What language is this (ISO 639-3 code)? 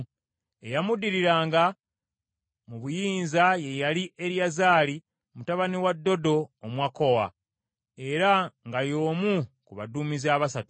lug